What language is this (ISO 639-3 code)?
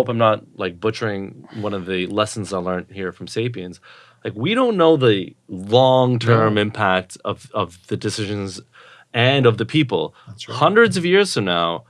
eng